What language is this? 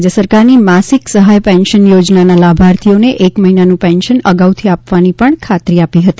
Gujarati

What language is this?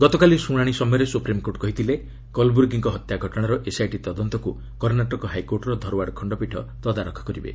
Odia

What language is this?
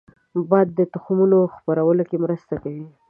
Pashto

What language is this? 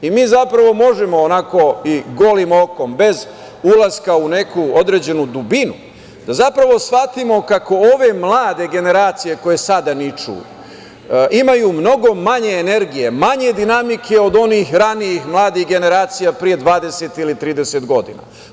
Serbian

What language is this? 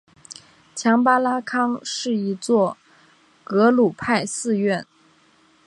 Chinese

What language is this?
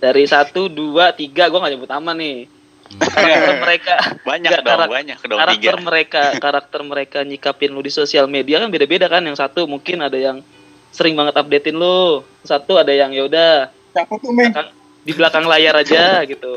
Indonesian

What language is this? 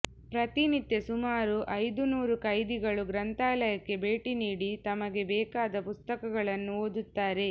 Kannada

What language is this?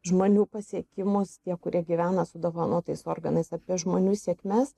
Lithuanian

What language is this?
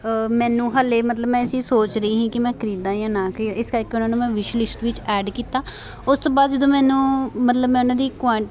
Punjabi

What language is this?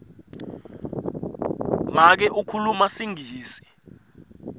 Swati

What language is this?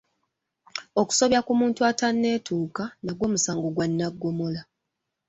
Ganda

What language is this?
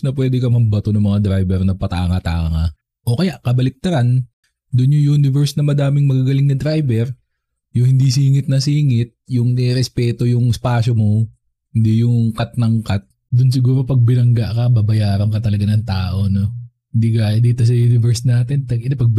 Filipino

